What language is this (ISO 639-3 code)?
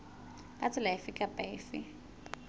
sot